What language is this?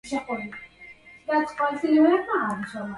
Arabic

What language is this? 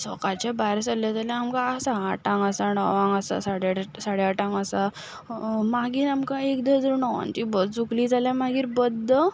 Konkani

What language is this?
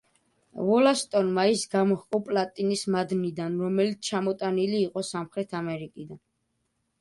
Georgian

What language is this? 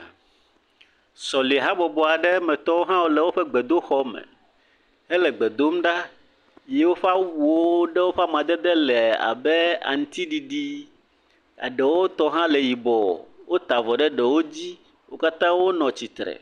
Ewe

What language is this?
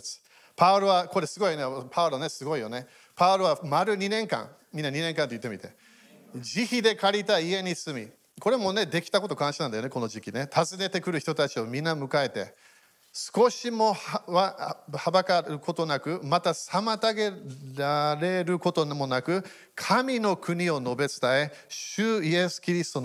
Japanese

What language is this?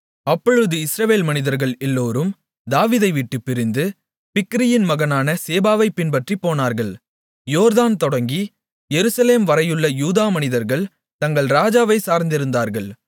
Tamil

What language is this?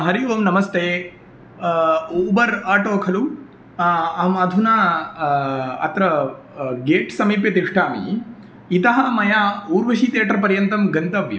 Sanskrit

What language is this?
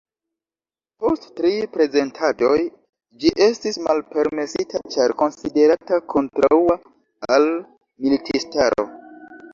Esperanto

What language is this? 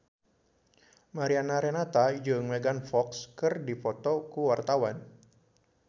Sundanese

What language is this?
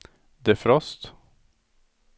Swedish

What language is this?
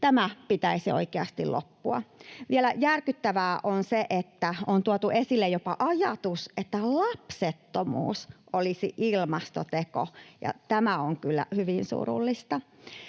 Finnish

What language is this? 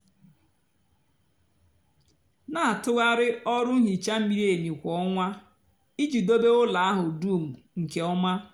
Igbo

